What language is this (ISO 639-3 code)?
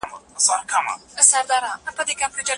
pus